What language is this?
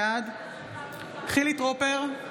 Hebrew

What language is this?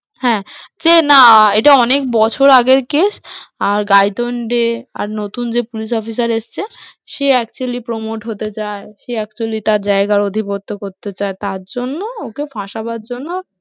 Bangla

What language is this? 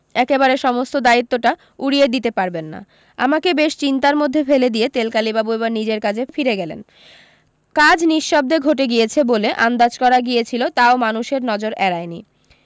Bangla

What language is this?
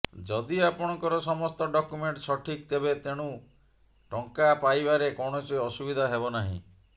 Odia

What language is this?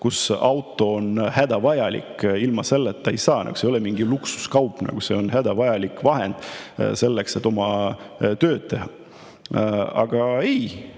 Estonian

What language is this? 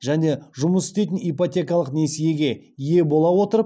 Kazakh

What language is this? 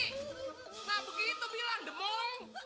Indonesian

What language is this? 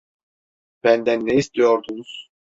Turkish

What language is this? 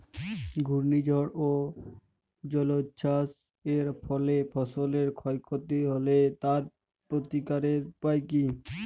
Bangla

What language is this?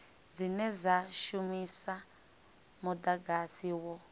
Venda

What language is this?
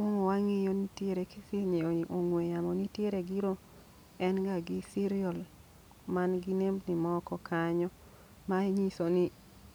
Luo (Kenya and Tanzania)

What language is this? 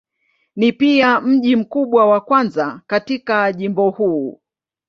Swahili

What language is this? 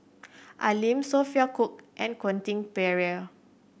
English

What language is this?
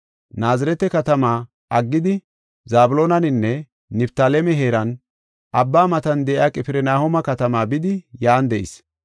Gofa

